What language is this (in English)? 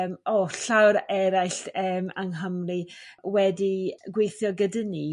Welsh